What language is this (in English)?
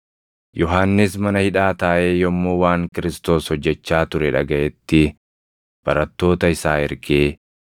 Oromo